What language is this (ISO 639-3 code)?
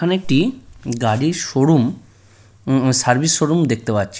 ben